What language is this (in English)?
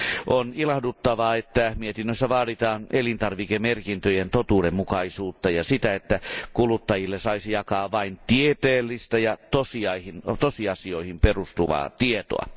Finnish